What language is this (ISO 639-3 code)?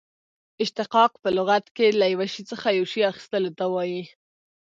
pus